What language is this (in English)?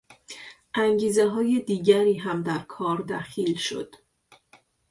Persian